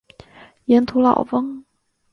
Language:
Chinese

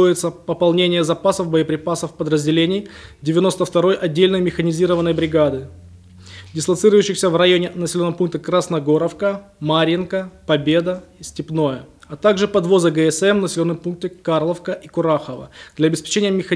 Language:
Russian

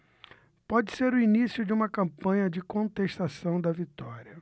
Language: Portuguese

